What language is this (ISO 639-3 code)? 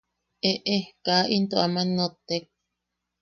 yaq